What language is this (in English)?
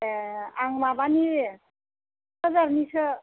Bodo